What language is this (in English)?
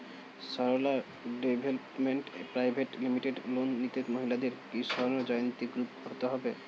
Bangla